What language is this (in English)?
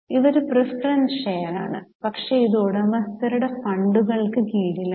Malayalam